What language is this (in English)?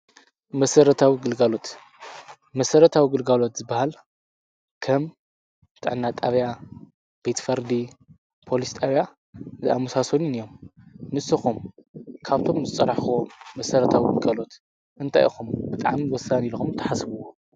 Tigrinya